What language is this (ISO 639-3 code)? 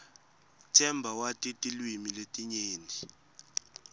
ssw